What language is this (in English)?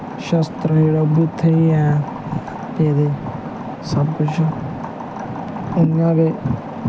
Dogri